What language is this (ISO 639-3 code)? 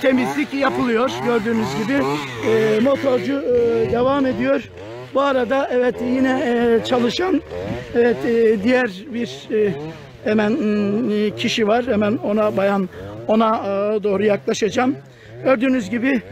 tur